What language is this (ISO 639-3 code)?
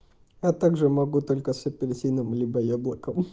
rus